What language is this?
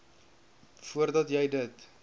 Afrikaans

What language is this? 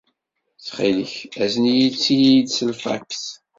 Kabyle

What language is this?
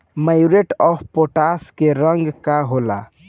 Bhojpuri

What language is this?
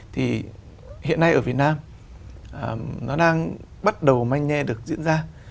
Vietnamese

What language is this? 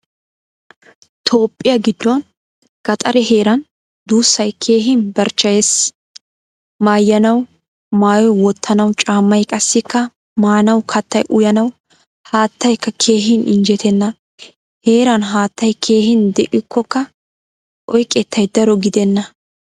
Wolaytta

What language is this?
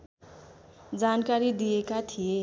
Nepali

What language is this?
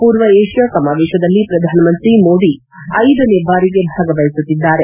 Kannada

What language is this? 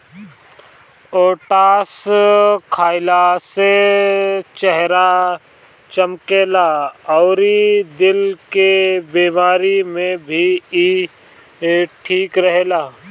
Bhojpuri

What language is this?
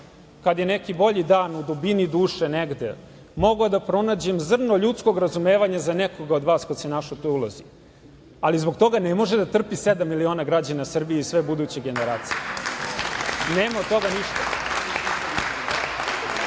Serbian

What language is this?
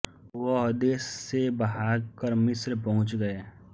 Hindi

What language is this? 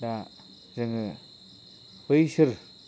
Bodo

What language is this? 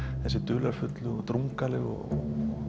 Icelandic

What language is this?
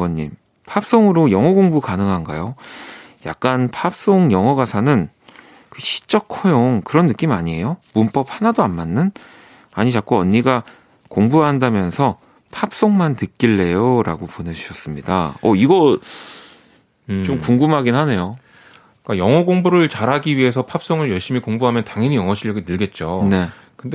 Korean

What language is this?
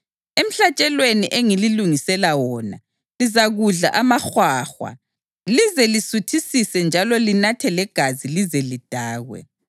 North Ndebele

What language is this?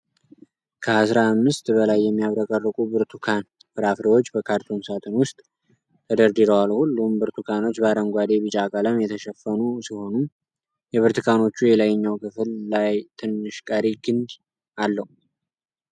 Amharic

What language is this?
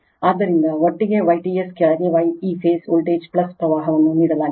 Kannada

